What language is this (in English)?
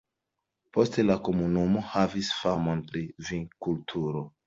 Esperanto